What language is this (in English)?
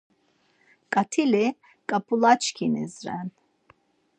Laz